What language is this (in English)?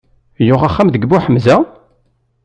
Kabyle